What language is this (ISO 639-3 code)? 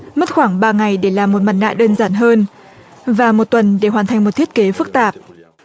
vie